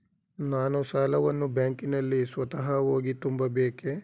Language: Kannada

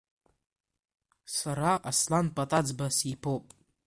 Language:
Abkhazian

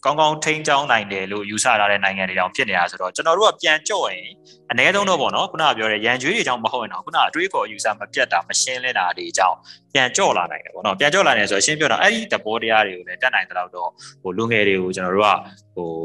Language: Thai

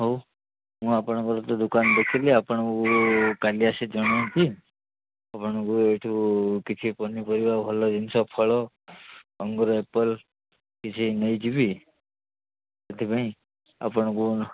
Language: Odia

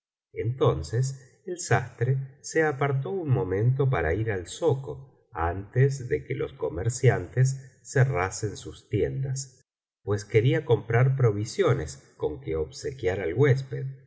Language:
Spanish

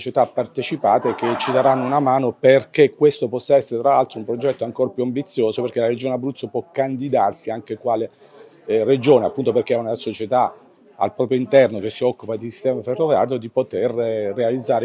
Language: Italian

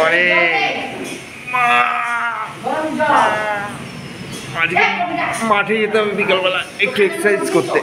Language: Hindi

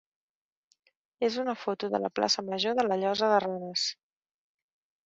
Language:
Catalan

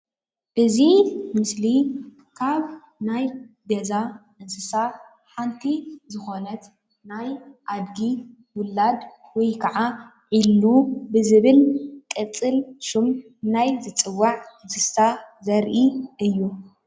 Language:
Tigrinya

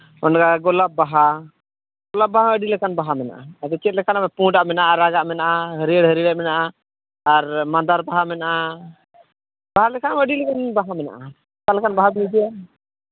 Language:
Santali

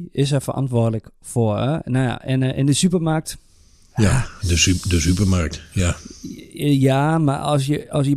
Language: Dutch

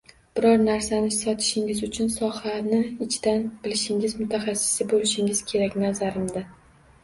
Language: Uzbek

